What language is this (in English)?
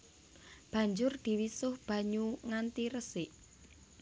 Javanese